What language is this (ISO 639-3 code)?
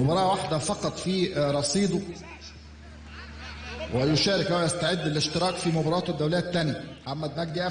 ara